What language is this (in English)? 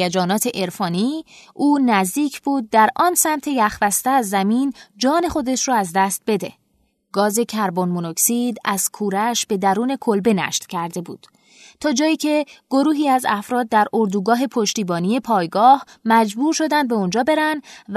Persian